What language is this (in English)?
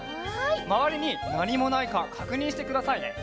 Japanese